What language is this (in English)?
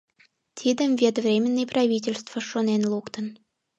Mari